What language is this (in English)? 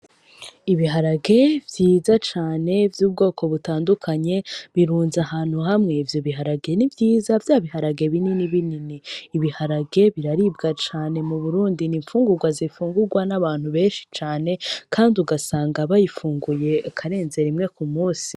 Rundi